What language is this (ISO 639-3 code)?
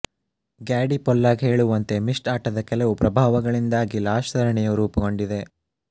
kan